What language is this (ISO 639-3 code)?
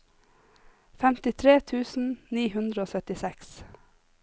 nor